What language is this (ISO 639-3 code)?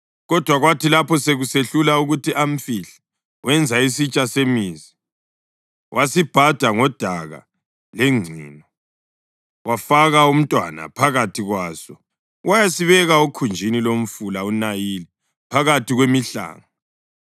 nde